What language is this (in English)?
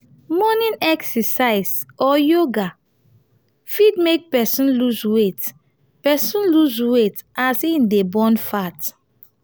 Nigerian Pidgin